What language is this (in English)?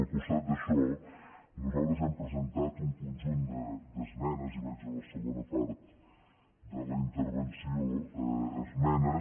Catalan